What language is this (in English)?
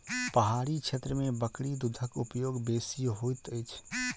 Maithili